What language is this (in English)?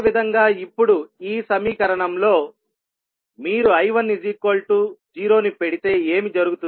Telugu